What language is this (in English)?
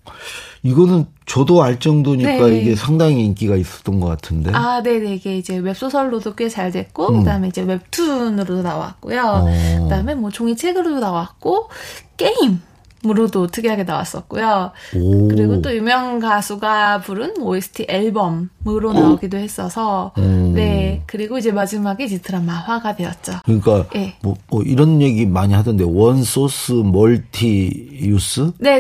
Korean